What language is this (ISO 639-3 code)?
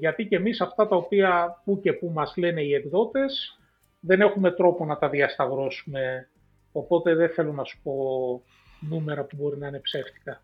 ell